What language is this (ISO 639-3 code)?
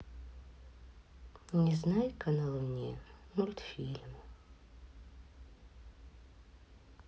rus